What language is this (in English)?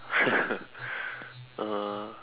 English